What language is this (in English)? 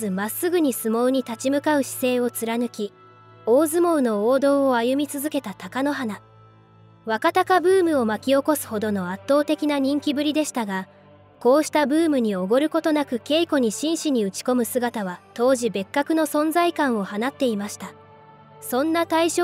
Japanese